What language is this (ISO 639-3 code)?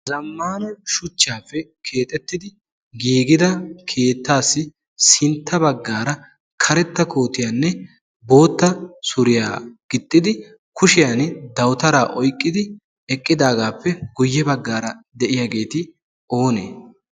wal